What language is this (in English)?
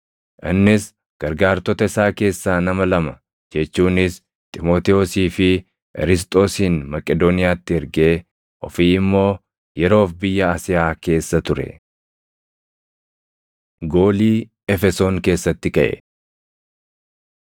Oromo